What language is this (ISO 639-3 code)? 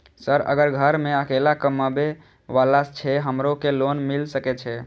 mai